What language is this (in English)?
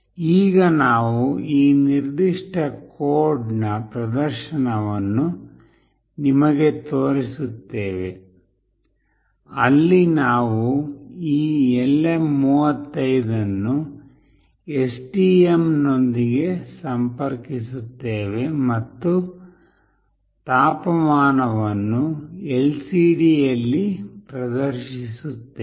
Kannada